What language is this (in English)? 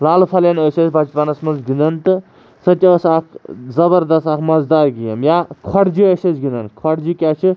Kashmiri